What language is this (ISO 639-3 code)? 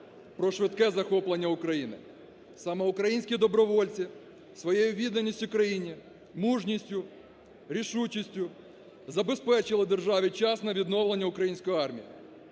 ukr